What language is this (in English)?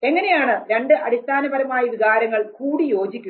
Malayalam